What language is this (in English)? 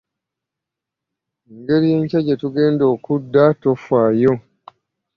Ganda